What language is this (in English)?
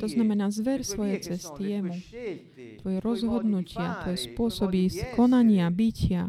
Slovak